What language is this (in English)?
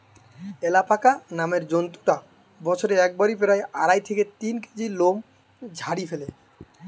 Bangla